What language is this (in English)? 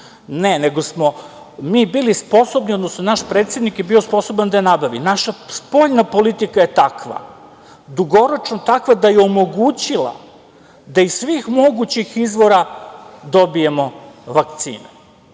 Serbian